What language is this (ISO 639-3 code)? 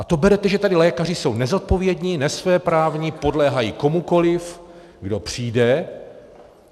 ces